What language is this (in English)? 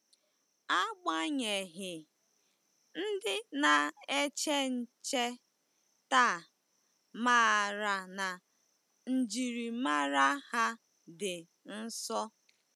Igbo